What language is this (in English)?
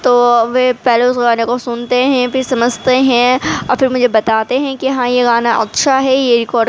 Urdu